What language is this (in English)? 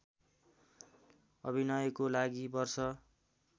Nepali